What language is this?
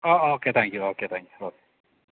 Malayalam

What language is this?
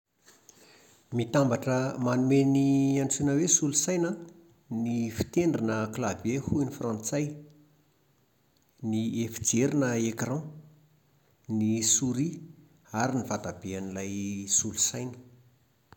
Malagasy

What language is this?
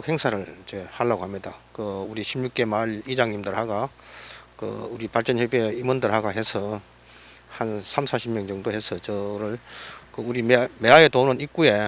Korean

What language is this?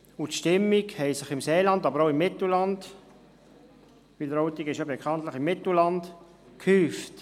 Swiss German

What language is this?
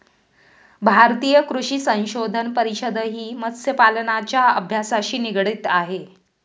Marathi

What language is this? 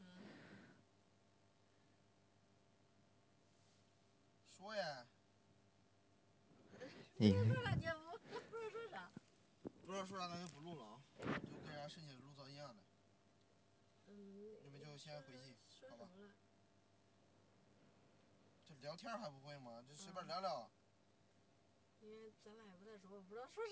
Chinese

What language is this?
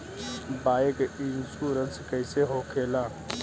Bhojpuri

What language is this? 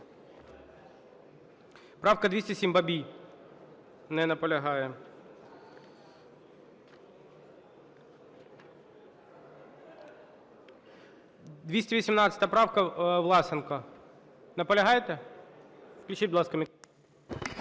Ukrainian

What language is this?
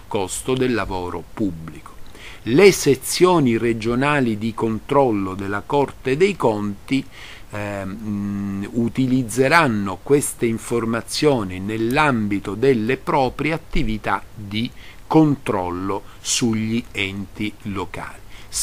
Italian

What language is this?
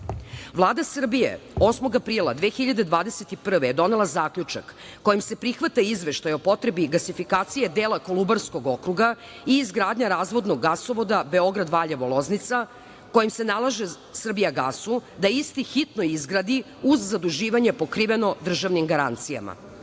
Serbian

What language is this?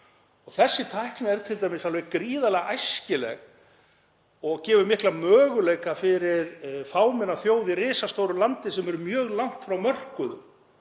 Icelandic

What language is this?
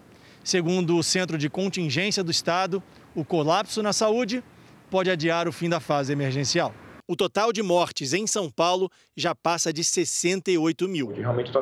Portuguese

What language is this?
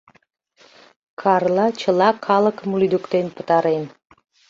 Mari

